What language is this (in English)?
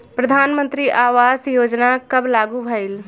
Bhojpuri